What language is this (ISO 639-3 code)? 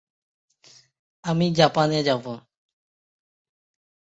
ben